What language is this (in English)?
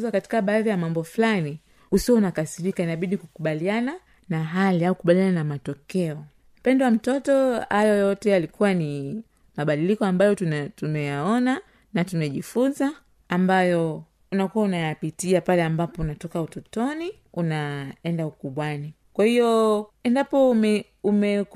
Swahili